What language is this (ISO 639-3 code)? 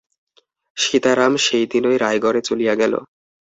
ben